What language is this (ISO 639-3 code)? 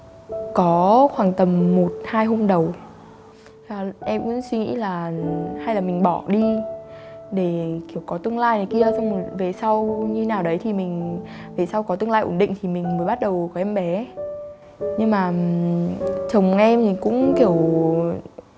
vie